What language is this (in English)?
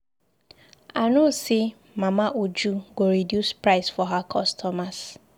Nigerian Pidgin